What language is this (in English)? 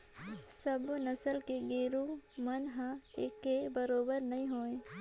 Chhattisgarhi